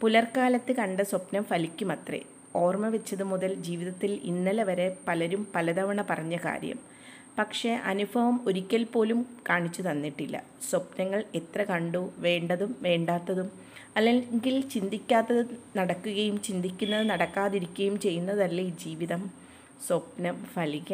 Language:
Malayalam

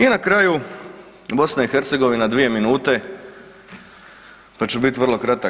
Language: Croatian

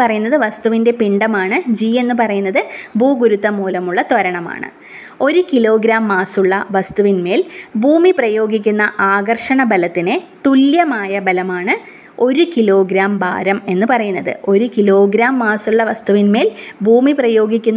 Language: Malayalam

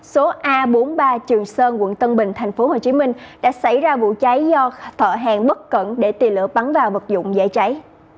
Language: Vietnamese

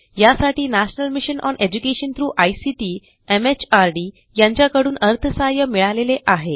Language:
Marathi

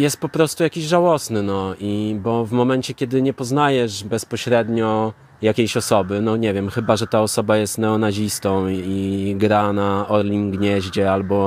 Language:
Polish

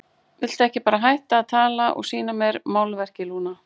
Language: Icelandic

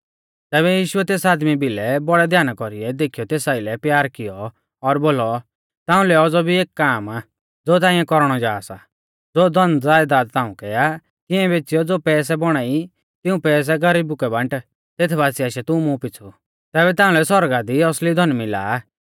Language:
Mahasu Pahari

